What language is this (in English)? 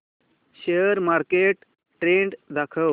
Marathi